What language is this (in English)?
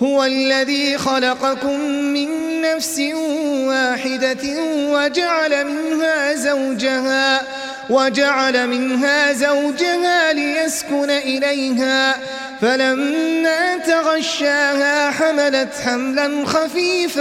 Arabic